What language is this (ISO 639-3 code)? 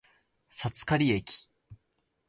jpn